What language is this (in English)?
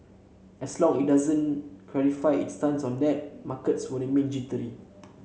English